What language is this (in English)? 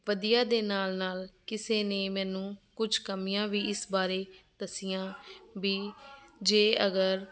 Punjabi